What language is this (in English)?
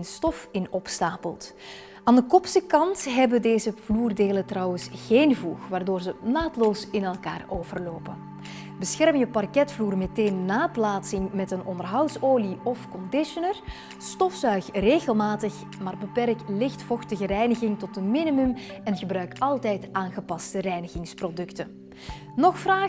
Dutch